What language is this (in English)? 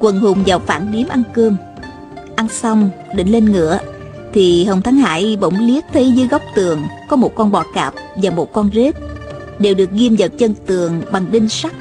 Vietnamese